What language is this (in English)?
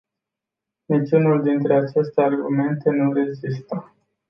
Romanian